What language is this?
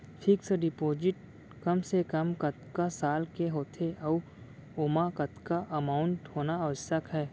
Chhattisgarhi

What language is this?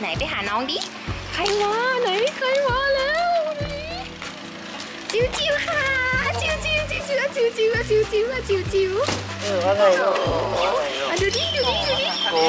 Thai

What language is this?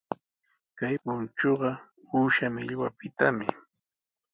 Sihuas Ancash Quechua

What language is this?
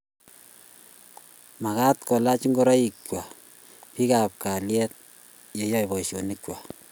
Kalenjin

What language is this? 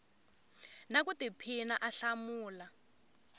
Tsonga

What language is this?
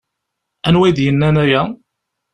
Kabyle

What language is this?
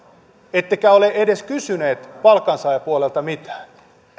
Finnish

